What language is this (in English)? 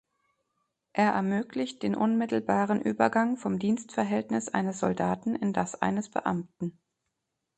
German